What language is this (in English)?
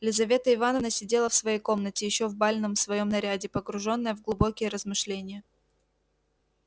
Russian